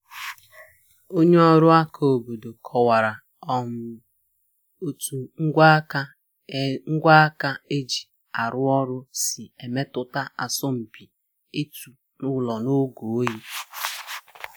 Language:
Igbo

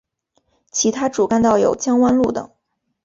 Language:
Chinese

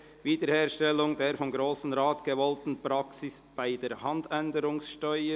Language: Swiss German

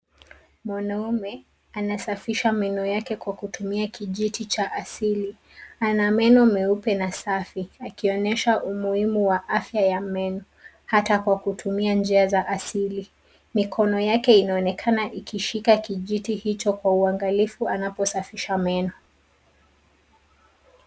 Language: Swahili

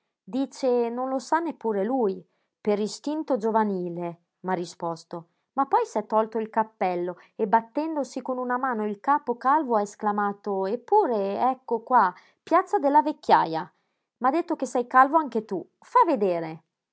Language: Italian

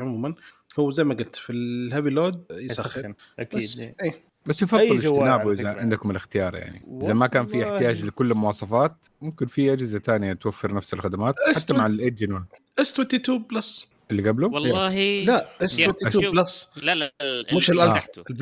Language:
Arabic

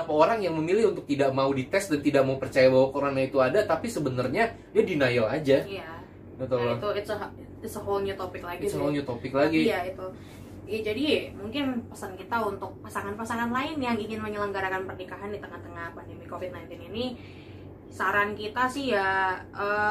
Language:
Indonesian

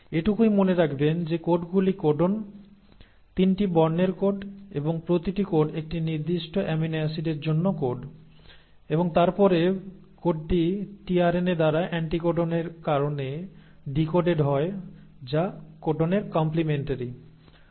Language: Bangla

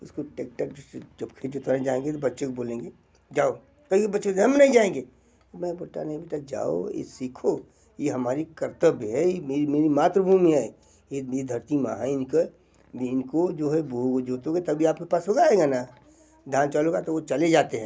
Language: Hindi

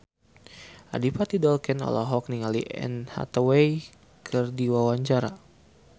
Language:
Sundanese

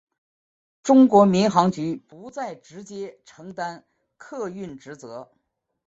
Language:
Chinese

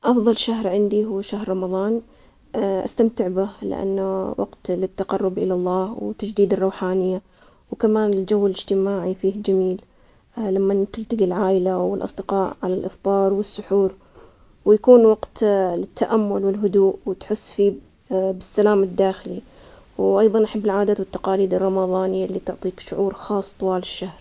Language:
Omani Arabic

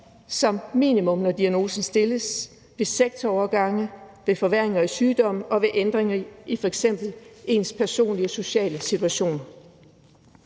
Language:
Danish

